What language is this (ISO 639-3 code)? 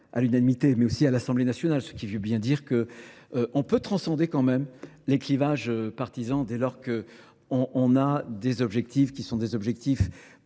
fra